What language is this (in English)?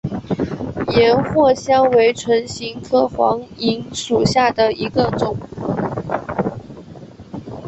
Chinese